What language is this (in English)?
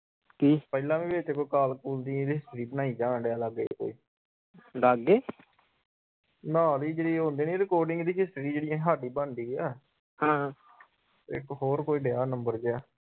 Punjabi